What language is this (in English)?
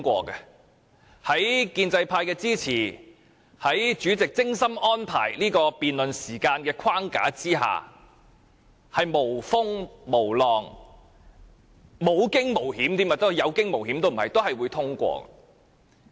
Cantonese